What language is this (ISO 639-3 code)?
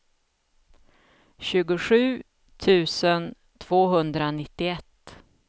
swe